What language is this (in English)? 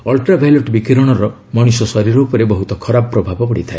Odia